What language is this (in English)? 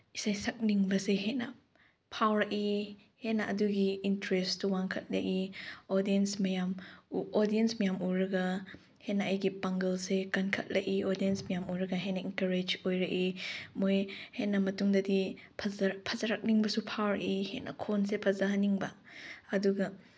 Manipuri